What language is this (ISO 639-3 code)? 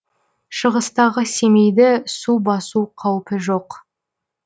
kaz